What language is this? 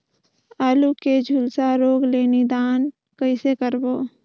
Chhattisgarhi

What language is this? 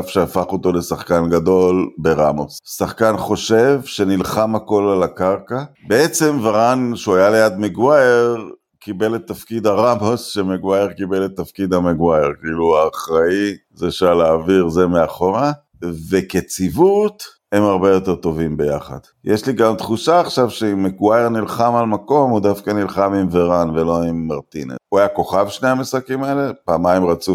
Hebrew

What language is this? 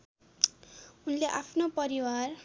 Nepali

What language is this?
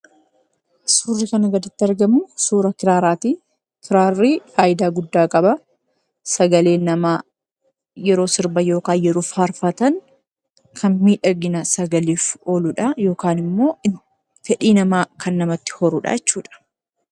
Oromo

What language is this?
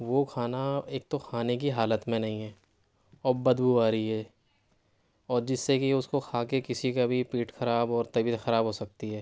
Urdu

